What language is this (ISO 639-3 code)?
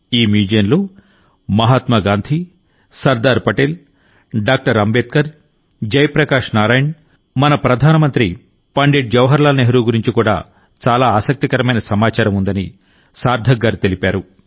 tel